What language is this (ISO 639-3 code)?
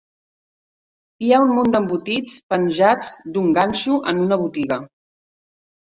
cat